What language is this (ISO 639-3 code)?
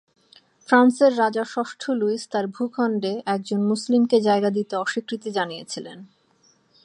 ben